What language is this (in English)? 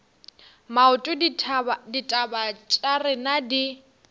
Northern Sotho